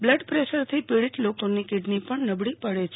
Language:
Gujarati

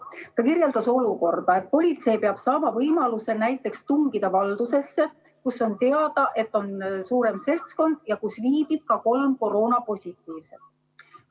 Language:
Estonian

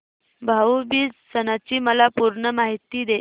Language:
Marathi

